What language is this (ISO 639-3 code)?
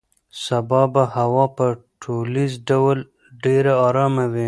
pus